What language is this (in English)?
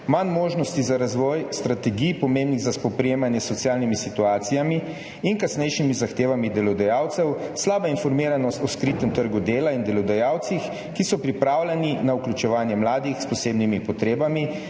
Slovenian